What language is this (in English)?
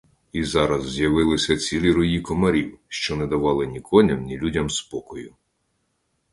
Ukrainian